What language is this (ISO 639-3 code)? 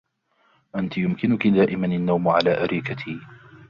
ara